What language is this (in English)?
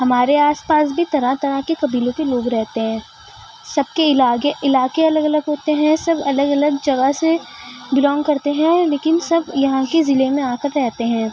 Urdu